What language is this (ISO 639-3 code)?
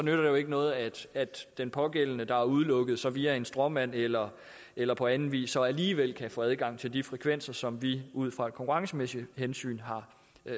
dan